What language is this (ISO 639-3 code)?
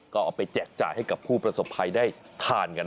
tha